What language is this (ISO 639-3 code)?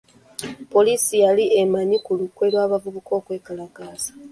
lug